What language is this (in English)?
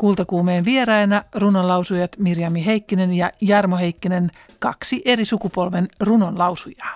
Finnish